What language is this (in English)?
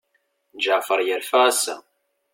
Kabyle